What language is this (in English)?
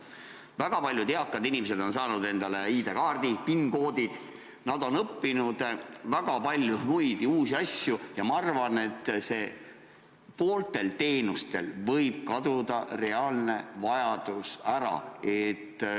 Estonian